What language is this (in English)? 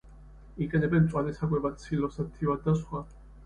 Georgian